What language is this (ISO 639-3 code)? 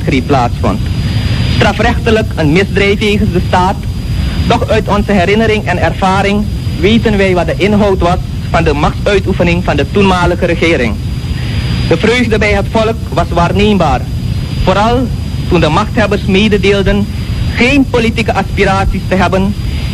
nld